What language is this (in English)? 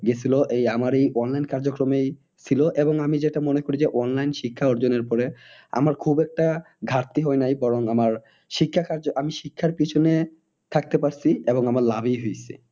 Bangla